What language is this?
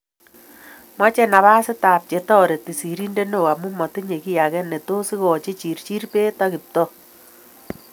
Kalenjin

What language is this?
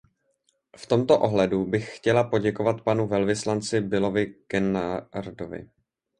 Czech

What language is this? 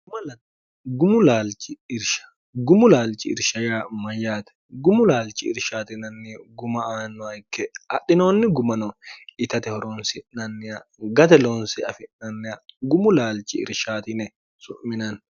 Sidamo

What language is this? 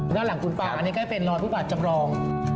Thai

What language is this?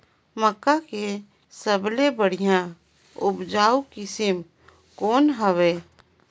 Chhattisgarhi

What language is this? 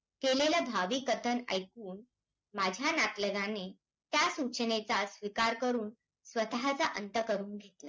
Marathi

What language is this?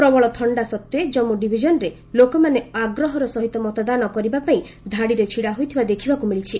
Odia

